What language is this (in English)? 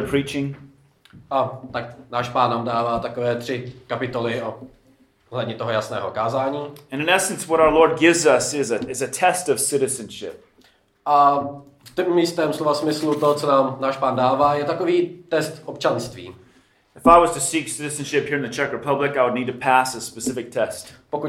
Czech